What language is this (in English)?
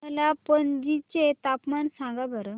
Marathi